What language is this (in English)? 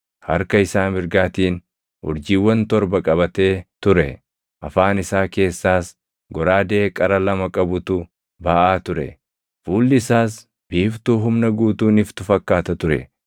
Oromo